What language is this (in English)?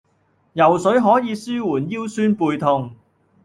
Cantonese